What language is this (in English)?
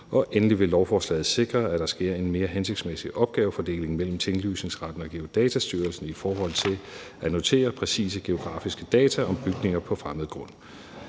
Danish